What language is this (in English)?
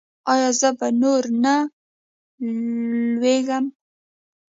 Pashto